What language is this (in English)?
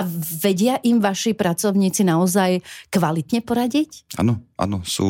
Slovak